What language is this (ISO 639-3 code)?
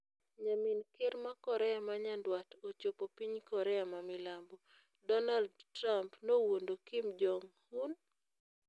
luo